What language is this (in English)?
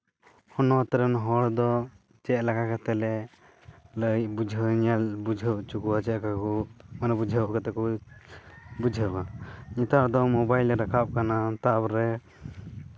Santali